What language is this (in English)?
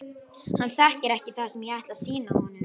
Icelandic